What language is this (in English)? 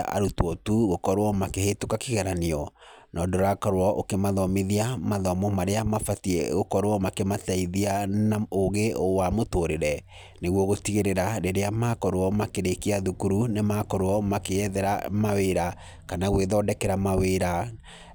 Kikuyu